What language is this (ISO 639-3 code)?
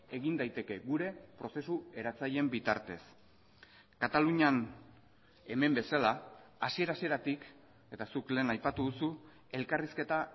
eus